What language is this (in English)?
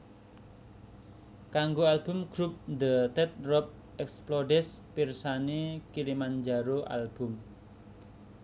Javanese